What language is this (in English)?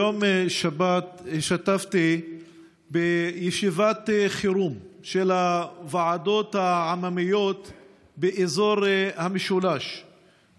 Hebrew